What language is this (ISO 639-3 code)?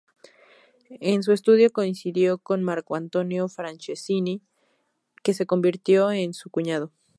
spa